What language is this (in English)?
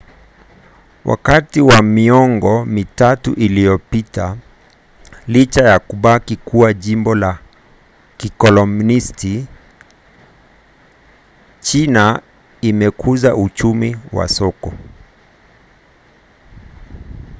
Swahili